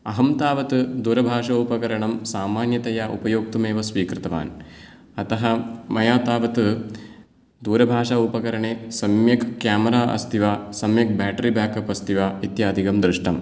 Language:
Sanskrit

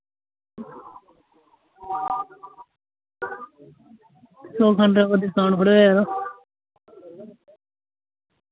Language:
Dogri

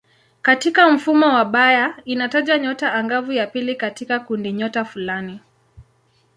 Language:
Swahili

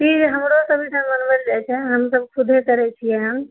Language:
Maithili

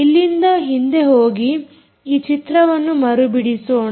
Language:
Kannada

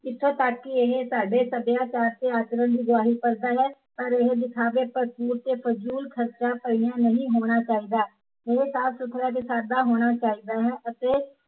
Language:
Punjabi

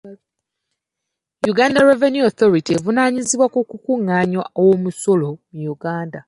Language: Ganda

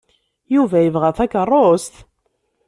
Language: Kabyle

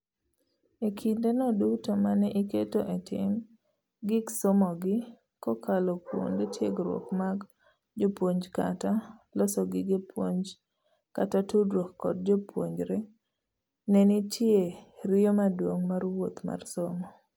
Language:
Luo (Kenya and Tanzania)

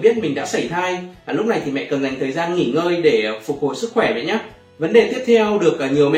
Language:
Vietnamese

